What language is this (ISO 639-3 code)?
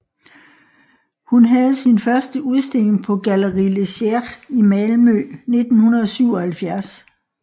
dan